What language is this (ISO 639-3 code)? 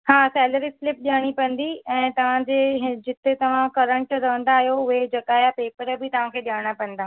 snd